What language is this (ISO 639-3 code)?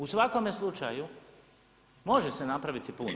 hrv